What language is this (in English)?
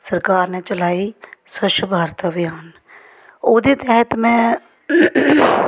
Dogri